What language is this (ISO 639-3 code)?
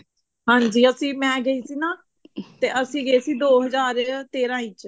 pan